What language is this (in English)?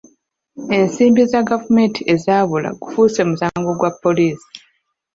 Ganda